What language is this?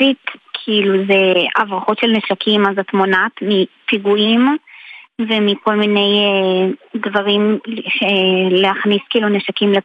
Hebrew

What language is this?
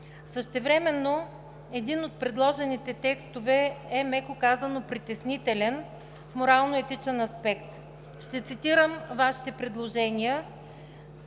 Bulgarian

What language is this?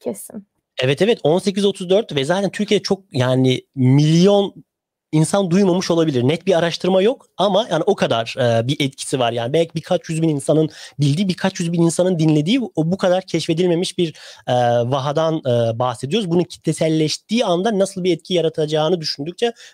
Turkish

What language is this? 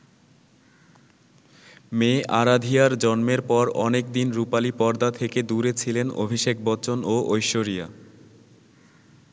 Bangla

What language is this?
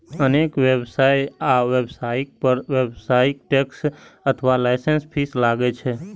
Maithili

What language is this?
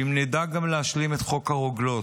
Hebrew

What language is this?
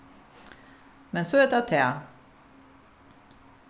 Faroese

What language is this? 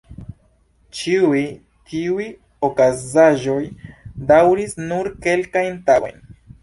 Esperanto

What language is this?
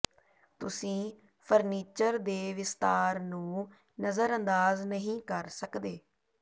Punjabi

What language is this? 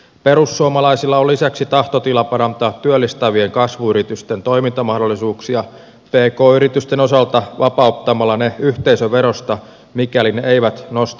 Finnish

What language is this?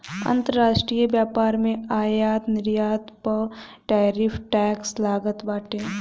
Bhojpuri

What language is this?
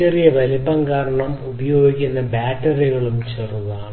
Malayalam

